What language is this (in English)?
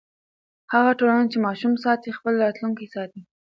Pashto